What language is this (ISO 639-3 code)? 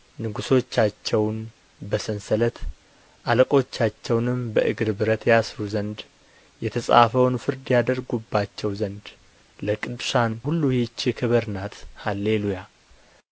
amh